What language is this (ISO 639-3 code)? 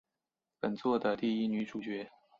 zho